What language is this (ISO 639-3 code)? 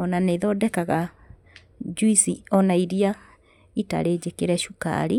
kik